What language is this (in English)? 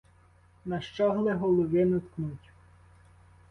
Ukrainian